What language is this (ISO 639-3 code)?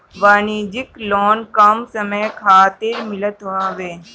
bho